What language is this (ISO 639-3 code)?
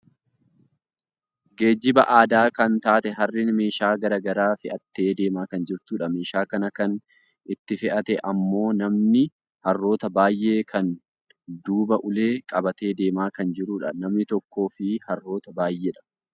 orm